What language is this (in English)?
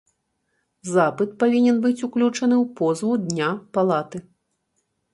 Belarusian